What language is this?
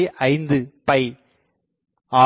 Tamil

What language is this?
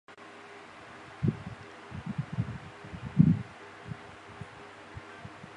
Chinese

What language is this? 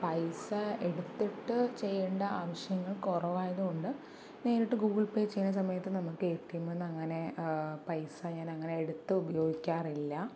Malayalam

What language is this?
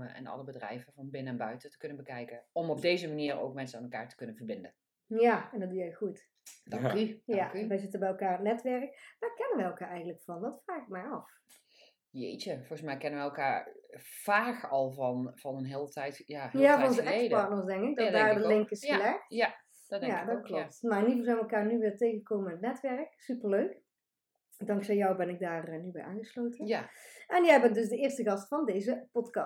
Dutch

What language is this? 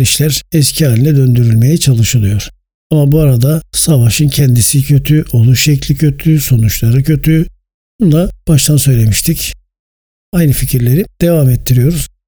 Turkish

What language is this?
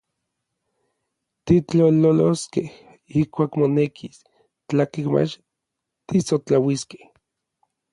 Orizaba Nahuatl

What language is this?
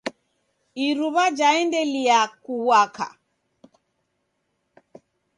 Taita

